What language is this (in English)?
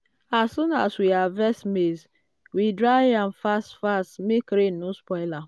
Nigerian Pidgin